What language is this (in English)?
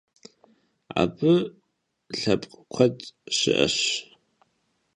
Kabardian